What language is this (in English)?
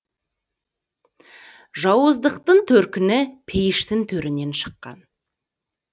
Kazakh